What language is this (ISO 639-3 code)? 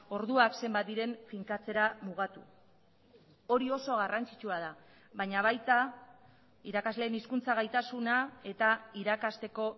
eus